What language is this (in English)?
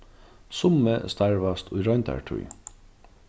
Faroese